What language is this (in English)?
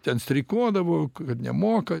Lithuanian